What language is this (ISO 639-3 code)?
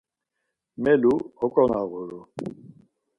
lzz